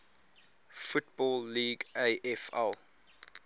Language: English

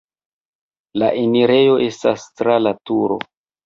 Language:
Esperanto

